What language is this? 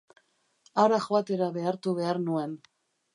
Basque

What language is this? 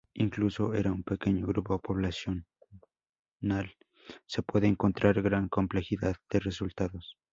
Spanish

